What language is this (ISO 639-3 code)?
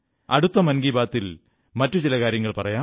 mal